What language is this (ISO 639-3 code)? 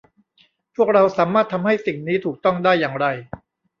tha